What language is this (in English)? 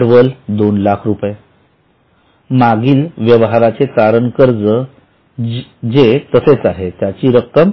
Marathi